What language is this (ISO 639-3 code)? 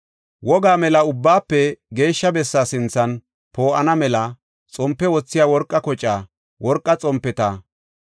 gof